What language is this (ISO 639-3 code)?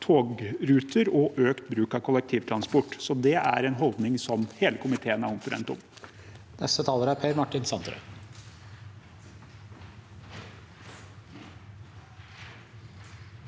nor